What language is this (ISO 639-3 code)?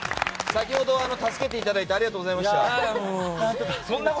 jpn